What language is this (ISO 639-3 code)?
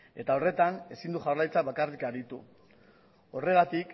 eus